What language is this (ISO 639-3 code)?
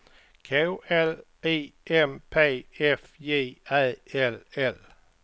swe